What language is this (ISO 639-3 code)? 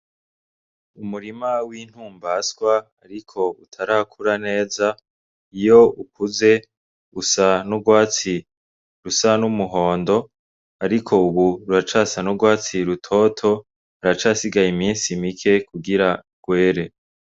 run